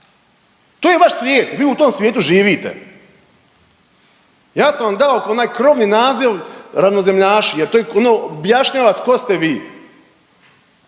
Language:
Croatian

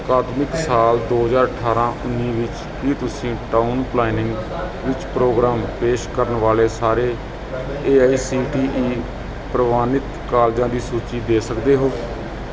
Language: Punjabi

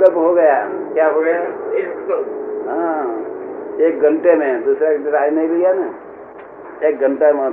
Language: Gujarati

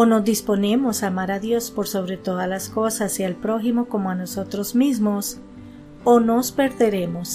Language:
Spanish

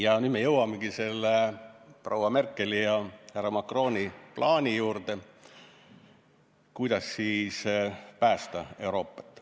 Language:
Estonian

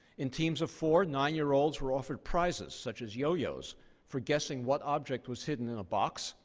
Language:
English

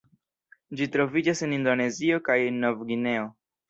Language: Esperanto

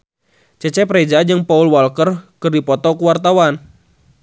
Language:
Sundanese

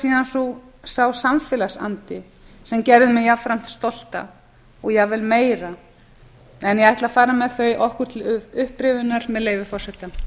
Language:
Icelandic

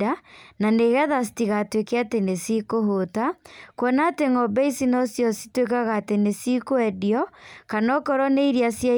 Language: Kikuyu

